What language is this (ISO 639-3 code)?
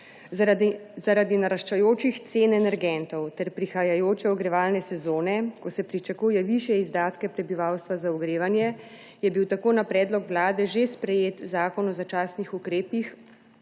slv